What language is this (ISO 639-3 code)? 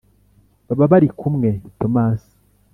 kin